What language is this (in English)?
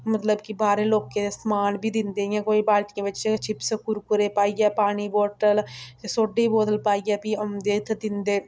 Dogri